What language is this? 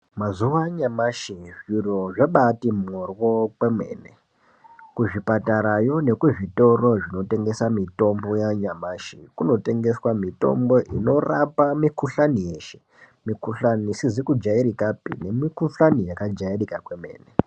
Ndau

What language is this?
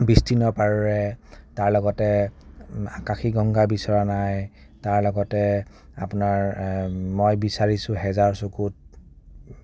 Assamese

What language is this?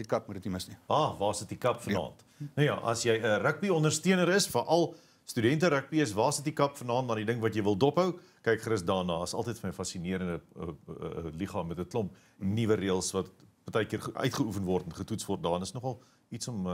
Dutch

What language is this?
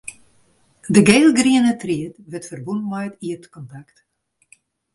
Western Frisian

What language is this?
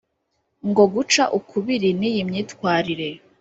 Kinyarwanda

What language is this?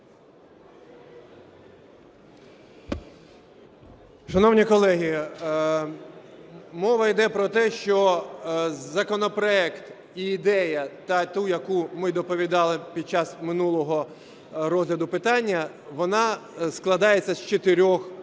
Ukrainian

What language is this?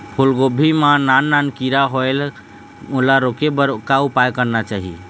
Chhattisgarhi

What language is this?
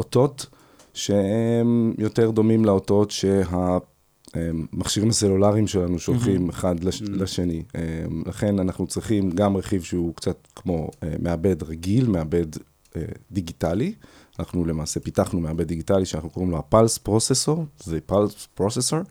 Hebrew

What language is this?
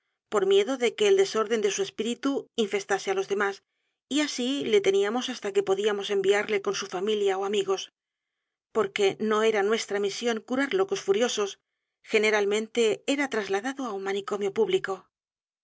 Spanish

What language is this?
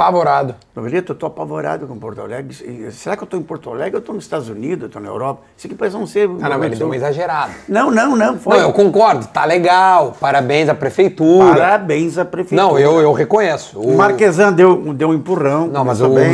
Portuguese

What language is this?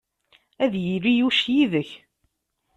Kabyle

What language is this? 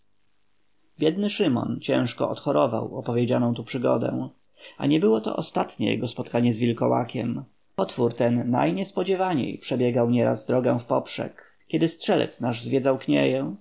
Polish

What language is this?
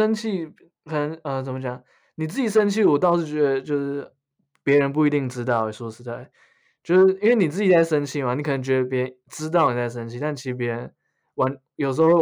Chinese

